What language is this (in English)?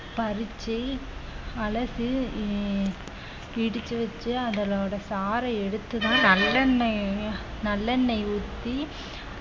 Tamil